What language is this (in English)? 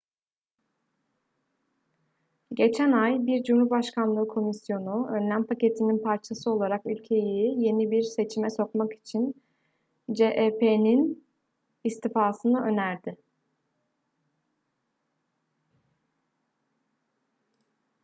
Turkish